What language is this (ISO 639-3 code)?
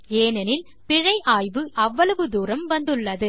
tam